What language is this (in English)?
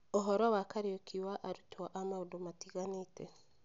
Kikuyu